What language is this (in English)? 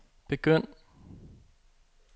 Danish